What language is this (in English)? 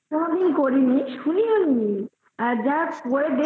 Bangla